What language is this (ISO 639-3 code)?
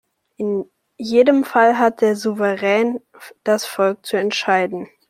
deu